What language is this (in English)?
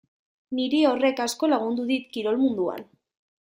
Basque